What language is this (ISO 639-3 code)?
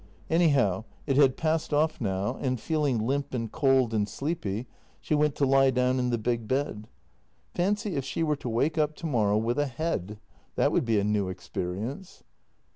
eng